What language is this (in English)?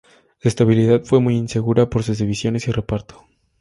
Spanish